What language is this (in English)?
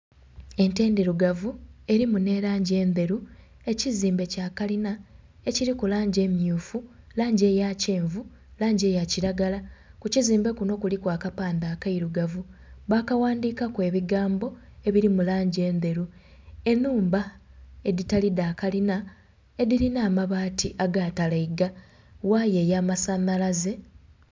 Soga